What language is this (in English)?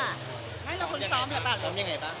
Thai